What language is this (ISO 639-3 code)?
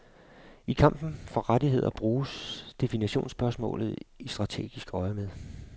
dan